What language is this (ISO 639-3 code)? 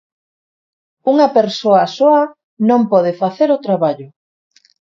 glg